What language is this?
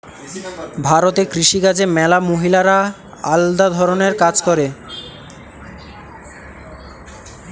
Bangla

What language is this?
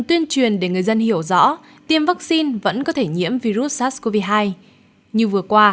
Vietnamese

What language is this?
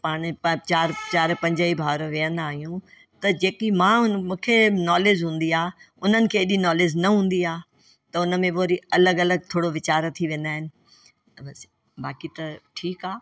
Sindhi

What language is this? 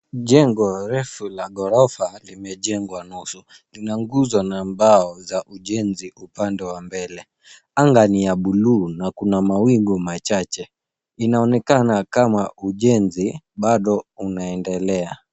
Swahili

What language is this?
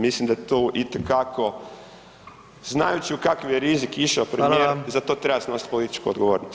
Croatian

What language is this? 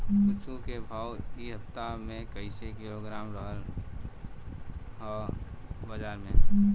Bhojpuri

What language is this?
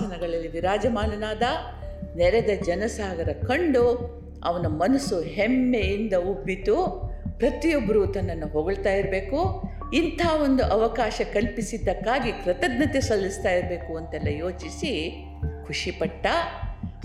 Kannada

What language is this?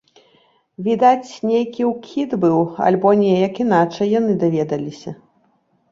Belarusian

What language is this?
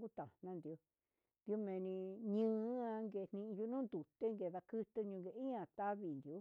Huitepec Mixtec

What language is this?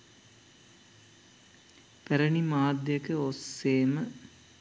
Sinhala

